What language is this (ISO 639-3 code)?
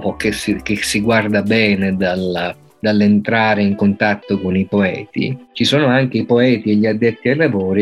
ita